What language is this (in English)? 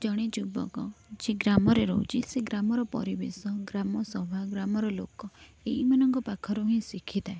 Odia